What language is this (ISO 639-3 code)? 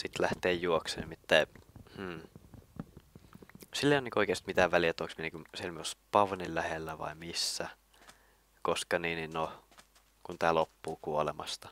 fin